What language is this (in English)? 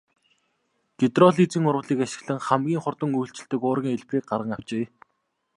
Mongolian